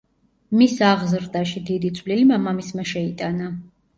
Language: Georgian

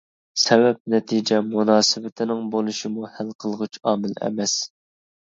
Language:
Uyghur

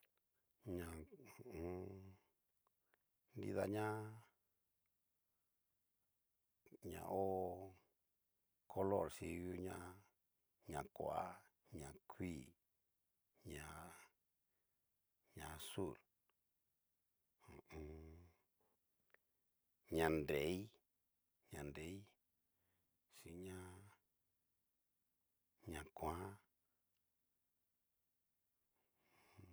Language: Cacaloxtepec Mixtec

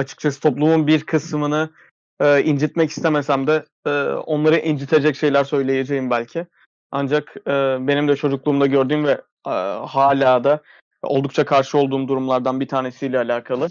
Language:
Turkish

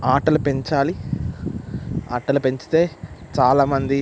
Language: Telugu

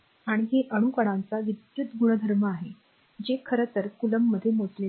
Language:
Marathi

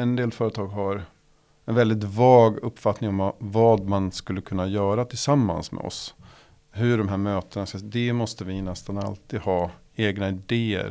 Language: Swedish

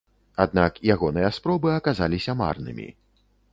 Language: Belarusian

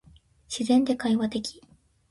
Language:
Japanese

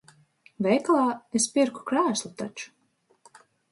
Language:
Latvian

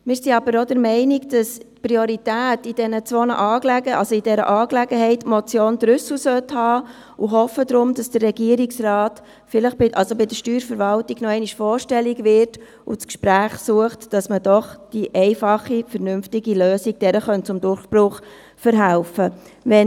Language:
Swiss German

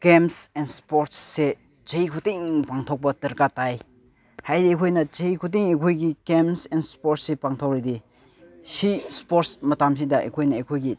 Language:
Manipuri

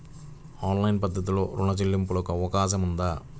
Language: Telugu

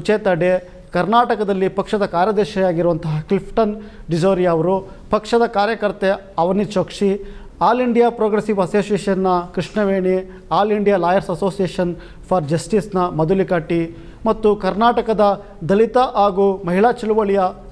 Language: Kannada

